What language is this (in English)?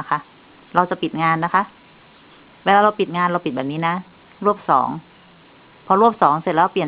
Thai